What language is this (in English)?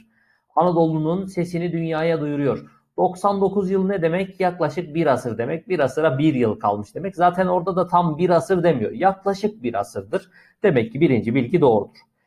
Turkish